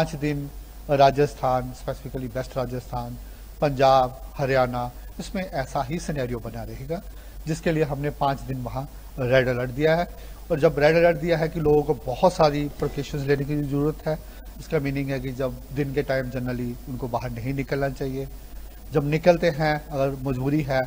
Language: Hindi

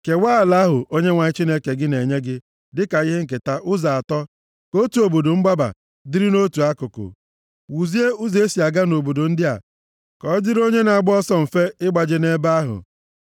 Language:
Igbo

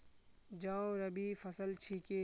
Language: Magahi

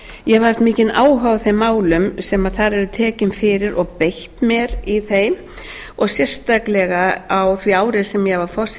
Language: Icelandic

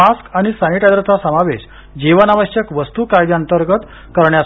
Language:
Marathi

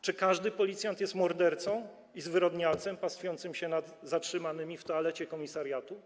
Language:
Polish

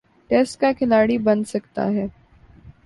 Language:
Urdu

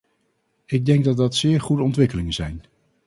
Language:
Dutch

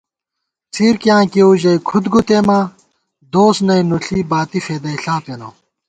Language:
Gawar-Bati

